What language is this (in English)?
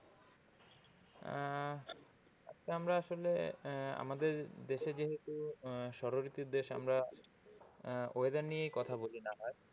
Bangla